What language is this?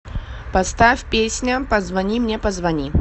Russian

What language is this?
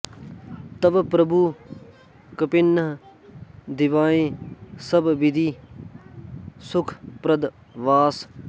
Sanskrit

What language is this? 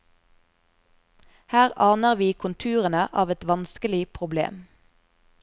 Norwegian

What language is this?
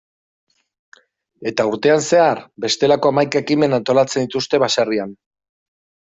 Basque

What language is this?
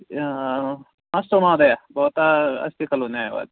Sanskrit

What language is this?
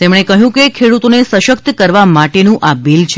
Gujarati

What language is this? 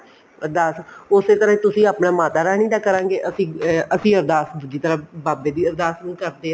Punjabi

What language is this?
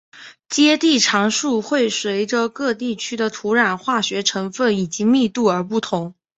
Chinese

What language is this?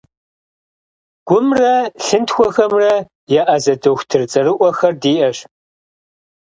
Kabardian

